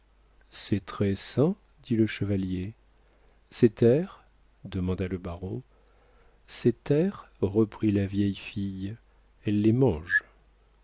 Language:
French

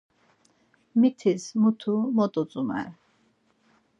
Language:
Laz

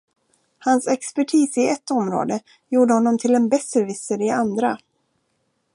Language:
Swedish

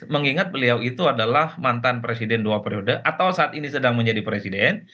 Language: Indonesian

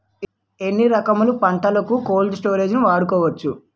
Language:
Telugu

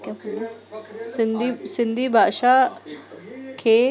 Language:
Sindhi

